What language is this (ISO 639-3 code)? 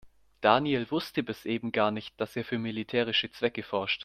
deu